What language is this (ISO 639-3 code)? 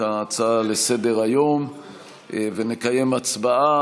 heb